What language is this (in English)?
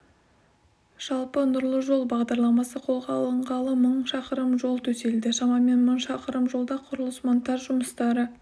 Kazakh